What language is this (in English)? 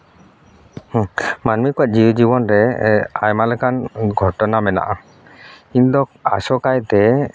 Santali